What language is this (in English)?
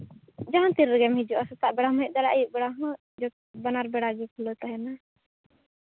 Santali